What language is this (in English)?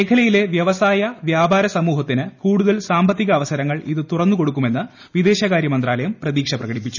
Malayalam